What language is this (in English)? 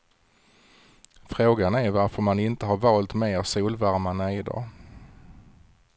Swedish